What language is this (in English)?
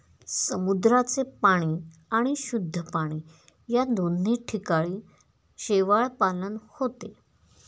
Marathi